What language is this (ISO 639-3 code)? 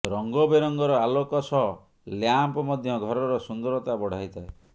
ori